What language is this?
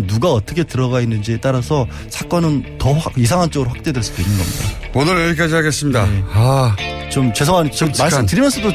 Korean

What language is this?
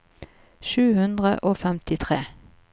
Norwegian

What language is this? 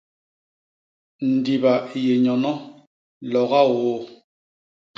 Basaa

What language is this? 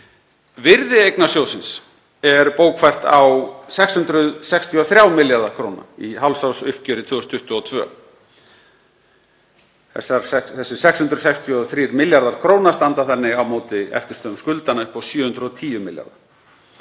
Icelandic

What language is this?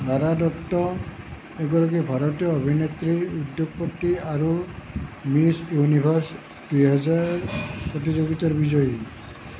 Assamese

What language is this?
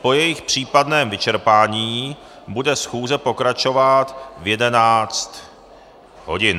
Czech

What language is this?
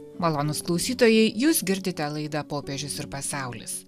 Lithuanian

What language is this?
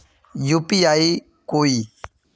Magahi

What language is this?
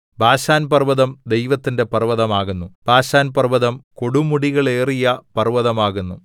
Malayalam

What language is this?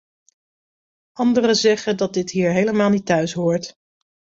Dutch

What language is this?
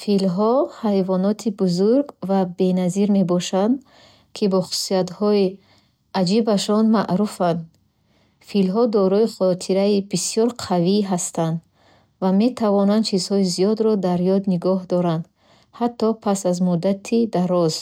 Bukharic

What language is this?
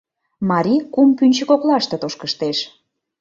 Mari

